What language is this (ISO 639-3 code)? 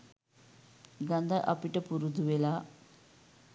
sin